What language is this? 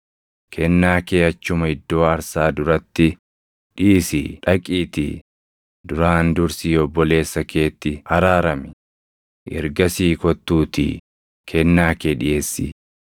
Oromo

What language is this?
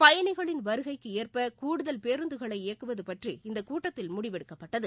Tamil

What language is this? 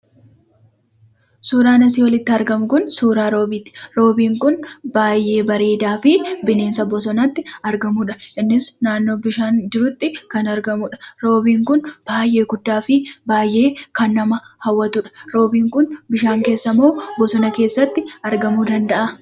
Oromo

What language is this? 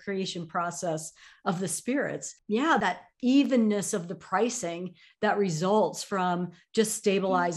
English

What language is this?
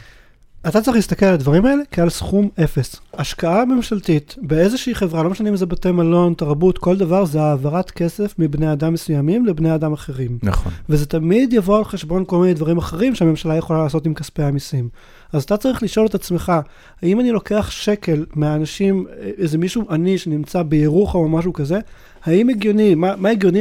Hebrew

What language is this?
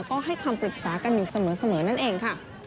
Thai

